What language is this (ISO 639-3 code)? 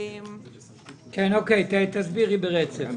heb